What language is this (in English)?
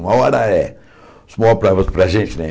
Portuguese